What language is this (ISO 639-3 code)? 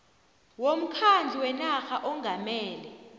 nbl